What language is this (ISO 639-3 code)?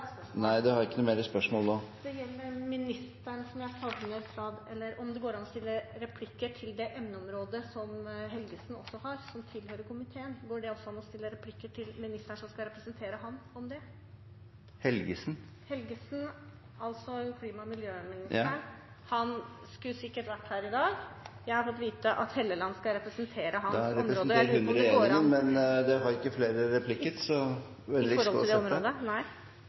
nor